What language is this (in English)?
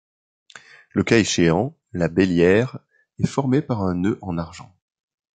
French